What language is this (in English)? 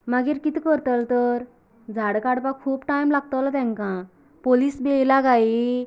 Konkani